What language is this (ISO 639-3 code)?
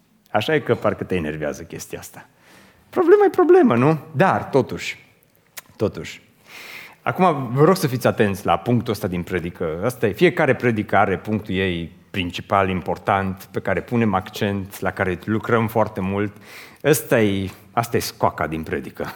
ron